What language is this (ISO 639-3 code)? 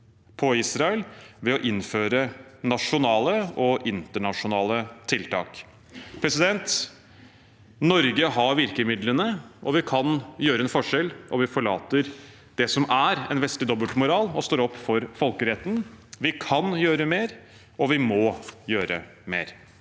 nor